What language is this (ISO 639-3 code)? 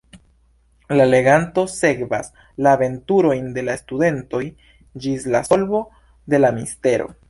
epo